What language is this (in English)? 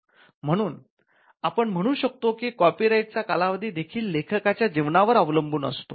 Marathi